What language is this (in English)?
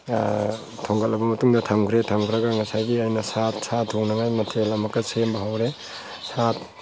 Manipuri